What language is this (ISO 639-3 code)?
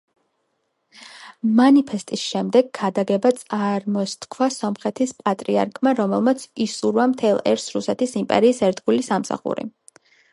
kat